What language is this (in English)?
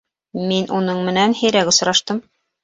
Bashkir